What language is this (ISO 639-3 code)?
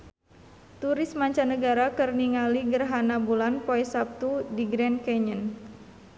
sun